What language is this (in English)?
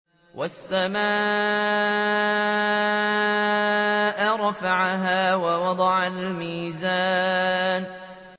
Arabic